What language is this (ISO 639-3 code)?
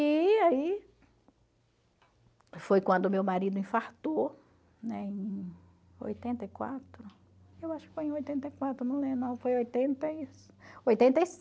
por